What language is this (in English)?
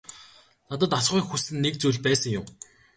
Mongolian